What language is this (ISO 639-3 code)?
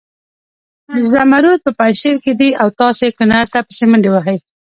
pus